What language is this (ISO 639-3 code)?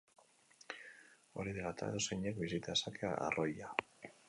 eus